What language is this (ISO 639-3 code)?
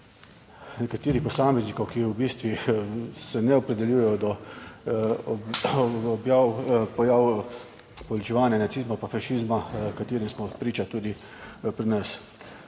slv